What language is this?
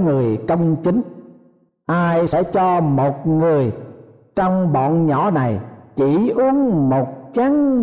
Vietnamese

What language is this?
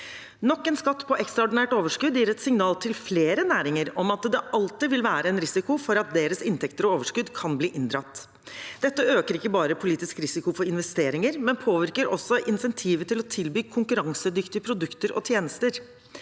Norwegian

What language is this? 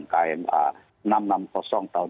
Indonesian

